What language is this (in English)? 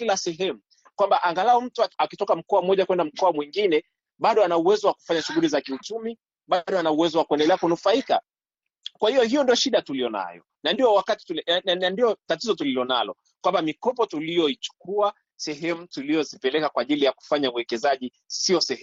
Swahili